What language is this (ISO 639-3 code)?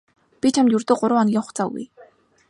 mon